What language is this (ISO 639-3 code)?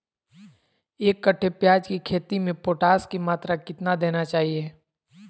mag